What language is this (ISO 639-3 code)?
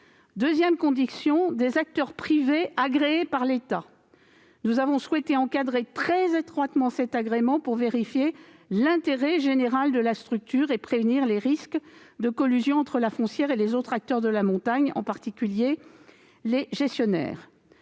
fra